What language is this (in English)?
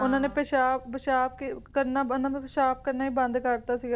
Punjabi